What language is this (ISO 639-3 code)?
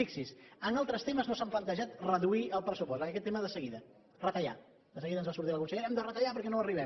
cat